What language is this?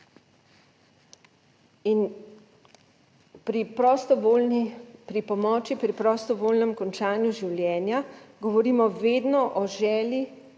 Slovenian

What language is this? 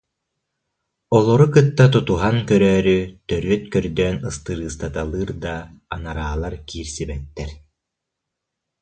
Yakut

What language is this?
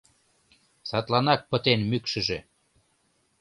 Mari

